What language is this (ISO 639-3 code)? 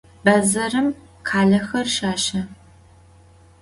ady